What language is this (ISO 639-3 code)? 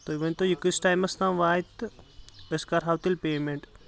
kas